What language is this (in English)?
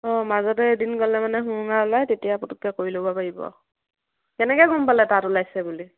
Assamese